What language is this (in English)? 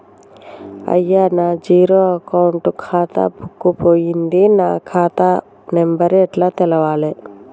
Telugu